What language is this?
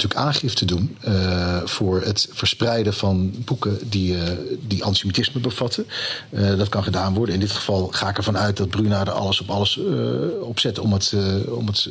Dutch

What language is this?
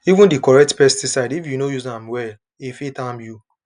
Nigerian Pidgin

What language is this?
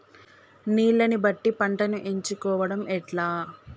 Telugu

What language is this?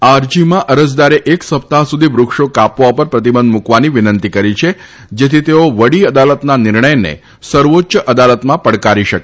Gujarati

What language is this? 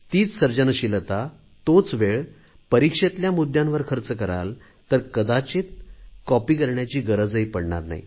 Marathi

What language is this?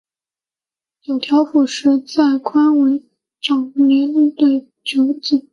Chinese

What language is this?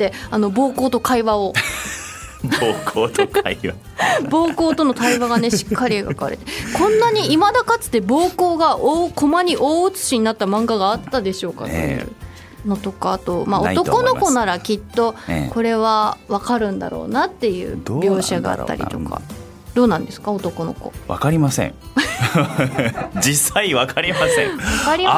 Japanese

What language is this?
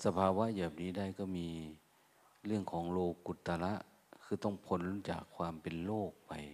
Thai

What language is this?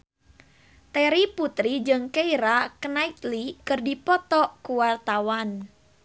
Sundanese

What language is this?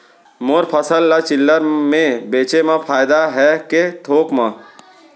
Chhattisgarhi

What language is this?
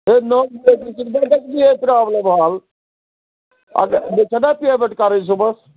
Kashmiri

